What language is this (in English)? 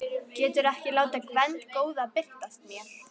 Icelandic